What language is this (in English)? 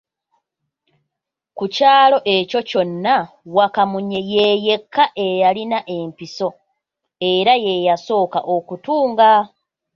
Ganda